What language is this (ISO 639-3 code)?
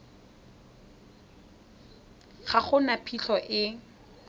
tsn